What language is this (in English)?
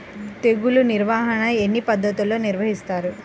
Telugu